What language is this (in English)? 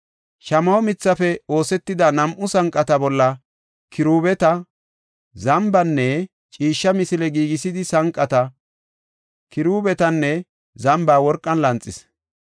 Gofa